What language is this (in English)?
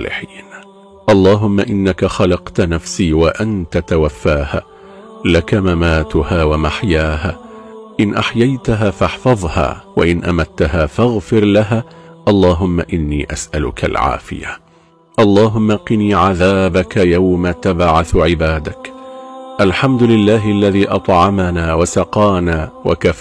Arabic